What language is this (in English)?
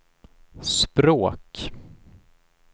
Swedish